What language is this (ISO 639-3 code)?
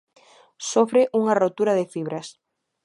glg